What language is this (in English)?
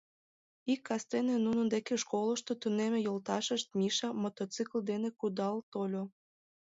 Mari